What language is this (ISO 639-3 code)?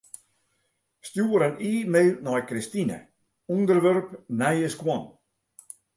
fry